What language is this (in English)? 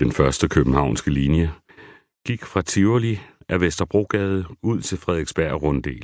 Danish